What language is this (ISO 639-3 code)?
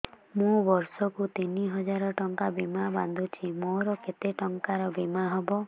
ori